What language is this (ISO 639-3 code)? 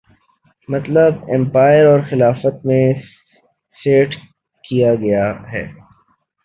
urd